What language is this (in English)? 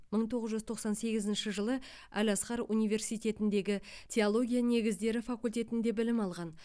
Kazakh